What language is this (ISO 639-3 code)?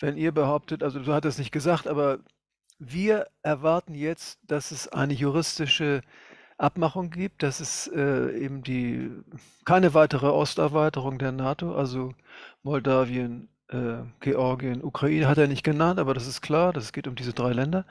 deu